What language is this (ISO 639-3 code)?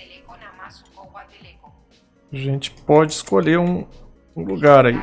por